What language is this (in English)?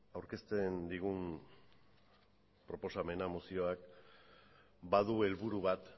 Basque